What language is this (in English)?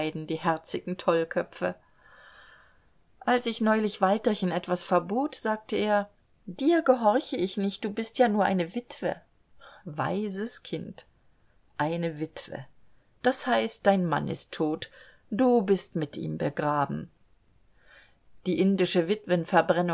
German